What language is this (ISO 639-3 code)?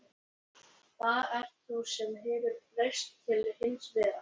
isl